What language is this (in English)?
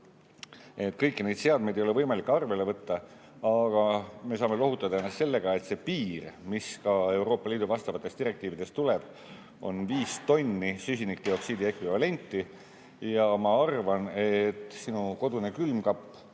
Estonian